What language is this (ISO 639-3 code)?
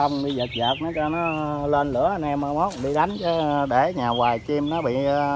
vie